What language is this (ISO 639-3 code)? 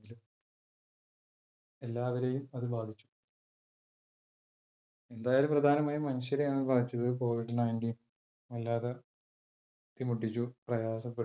mal